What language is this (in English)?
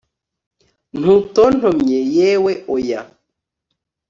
Kinyarwanda